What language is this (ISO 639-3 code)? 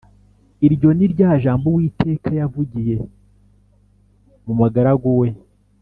kin